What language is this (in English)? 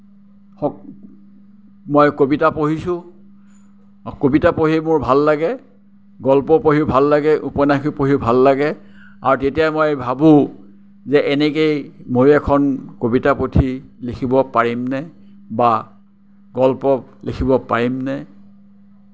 Assamese